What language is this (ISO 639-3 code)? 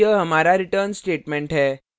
hin